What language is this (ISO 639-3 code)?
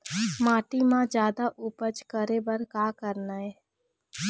hne